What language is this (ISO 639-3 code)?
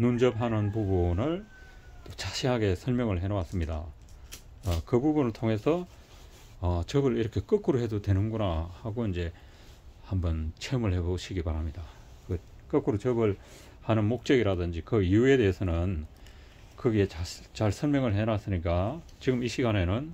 kor